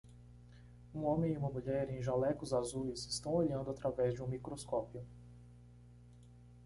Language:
Portuguese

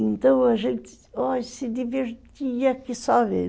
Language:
Portuguese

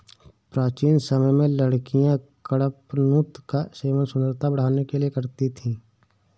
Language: Hindi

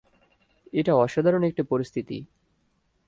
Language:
Bangla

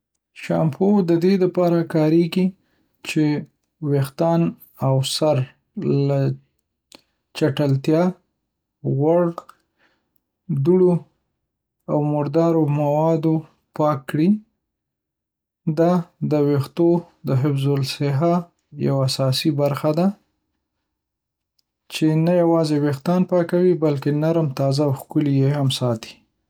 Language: Pashto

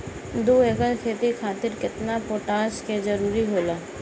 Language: Bhojpuri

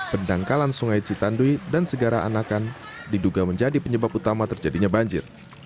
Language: Indonesian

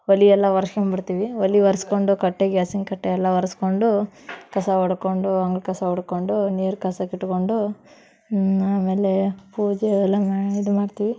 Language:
Kannada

